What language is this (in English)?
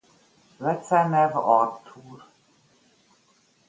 Hungarian